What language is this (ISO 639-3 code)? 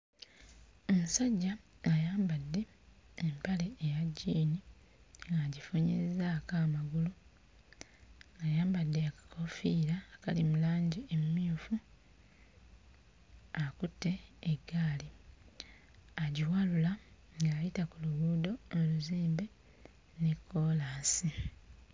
lug